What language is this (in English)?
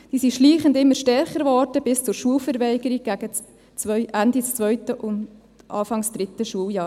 Swiss German